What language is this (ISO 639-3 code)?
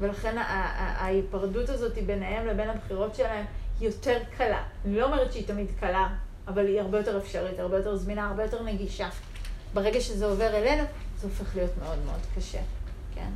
heb